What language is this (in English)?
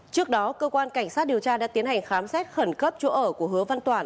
Vietnamese